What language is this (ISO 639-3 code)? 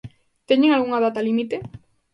glg